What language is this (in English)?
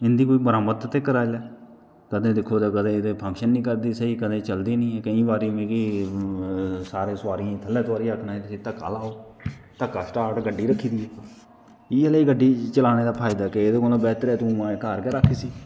Dogri